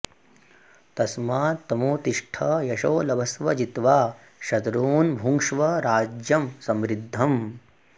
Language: Sanskrit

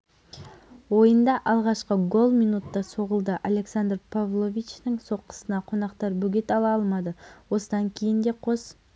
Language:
Kazakh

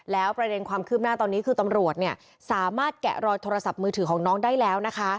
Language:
Thai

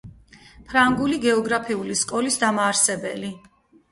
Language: Georgian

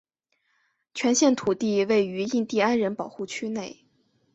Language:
Chinese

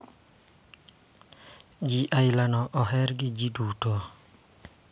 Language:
Luo (Kenya and Tanzania)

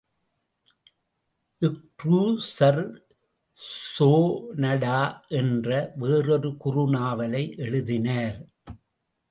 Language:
Tamil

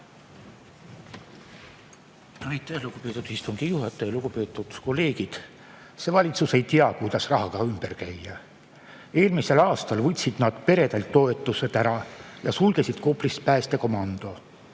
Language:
Estonian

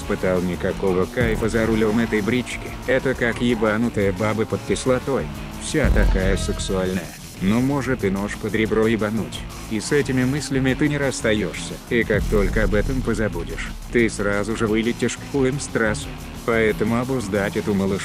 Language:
Russian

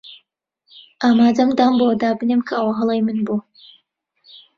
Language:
Central Kurdish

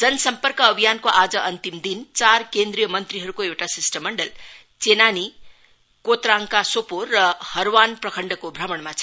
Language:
Nepali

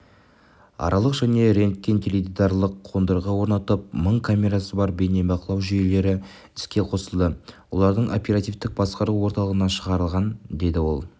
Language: Kazakh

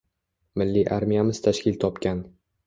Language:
Uzbek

